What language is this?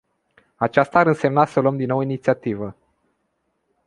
Romanian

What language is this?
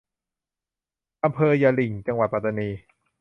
Thai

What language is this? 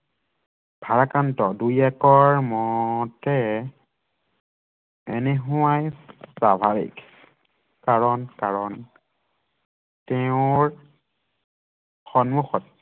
Assamese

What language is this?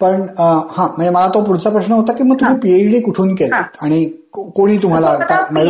Marathi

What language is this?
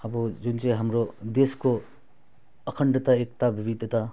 Nepali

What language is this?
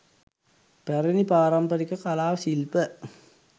Sinhala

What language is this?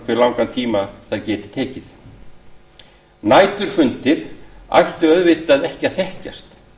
Icelandic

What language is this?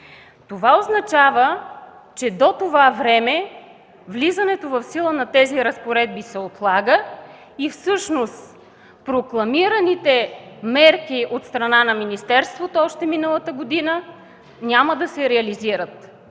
Bulgarian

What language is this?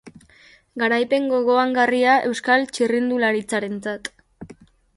Basque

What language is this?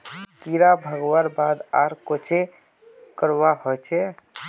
Magahi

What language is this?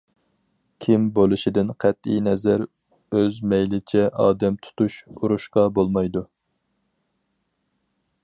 Uyghur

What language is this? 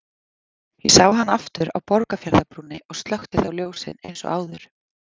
Icelandic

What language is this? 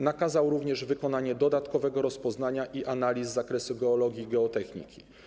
Polish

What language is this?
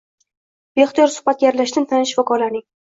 Uzbek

